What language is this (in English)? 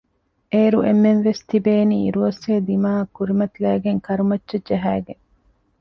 Divehi